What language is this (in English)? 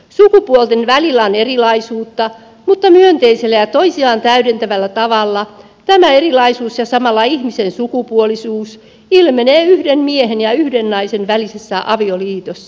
Finnish